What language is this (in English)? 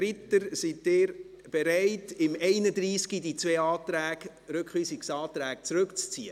Swiss German